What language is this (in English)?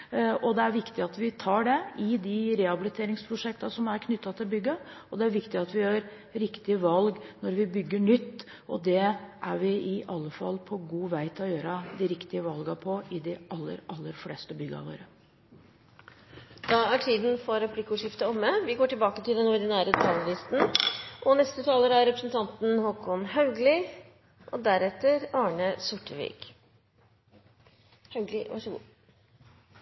Norwegian